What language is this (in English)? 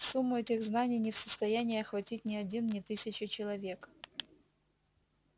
Russian